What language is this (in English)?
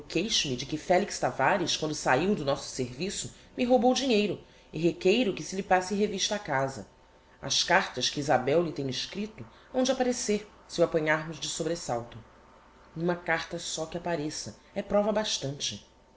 Portuguese